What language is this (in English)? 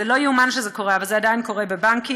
Hebrew